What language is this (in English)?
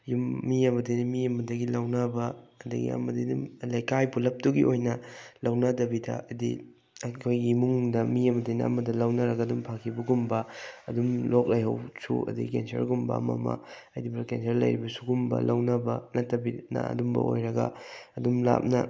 Manipuri